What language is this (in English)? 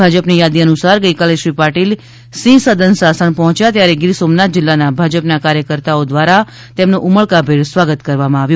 Gujarati